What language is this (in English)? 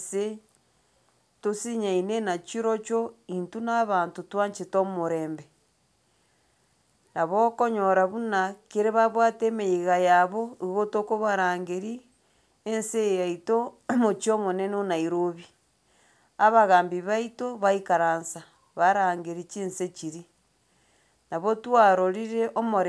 Gusii